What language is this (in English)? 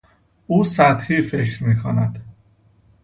Persian